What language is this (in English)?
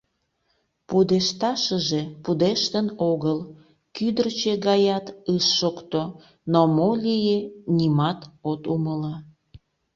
Mari